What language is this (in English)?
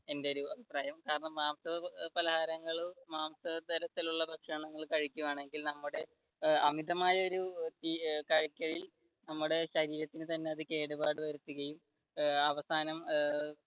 Malayalam